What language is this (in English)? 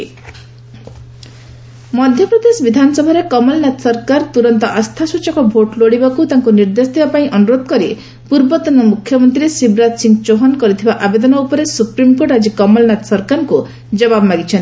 Odia